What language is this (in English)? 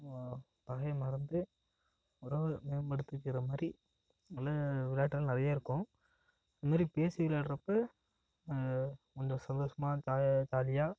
Tamil